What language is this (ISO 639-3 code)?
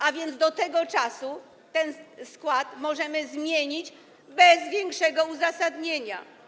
pol